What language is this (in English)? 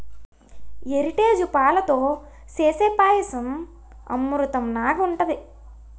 Telugu